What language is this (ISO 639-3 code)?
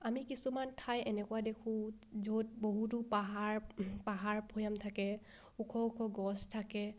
asm